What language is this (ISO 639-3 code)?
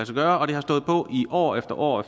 dan